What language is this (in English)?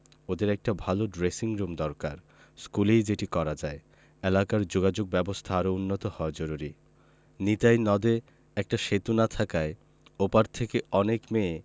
Bangla